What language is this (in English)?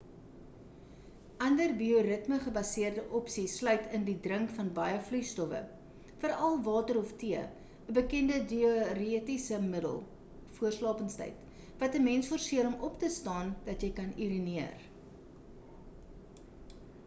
Afrikaans